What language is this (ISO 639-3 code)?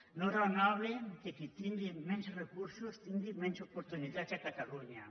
cat